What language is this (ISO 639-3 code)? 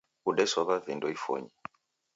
dav